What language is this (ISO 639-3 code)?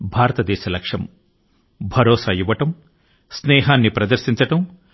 tel